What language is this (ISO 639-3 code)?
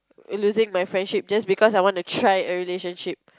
eng